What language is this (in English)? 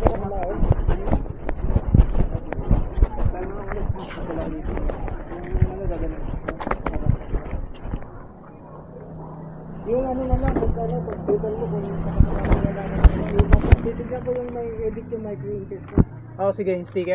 Filipino